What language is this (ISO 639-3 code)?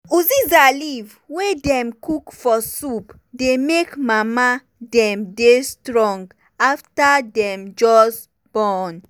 pcm